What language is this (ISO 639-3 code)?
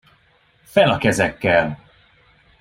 hun